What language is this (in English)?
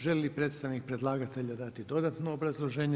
Croatian